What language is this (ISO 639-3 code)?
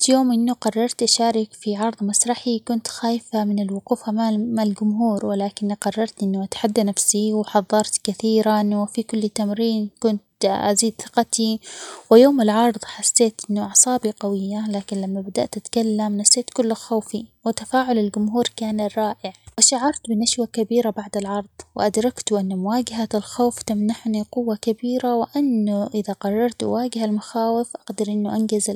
acx